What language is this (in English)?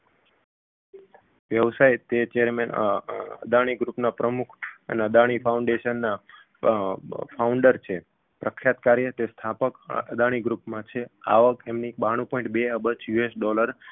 Gujarati